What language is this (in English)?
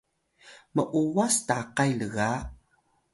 Atayal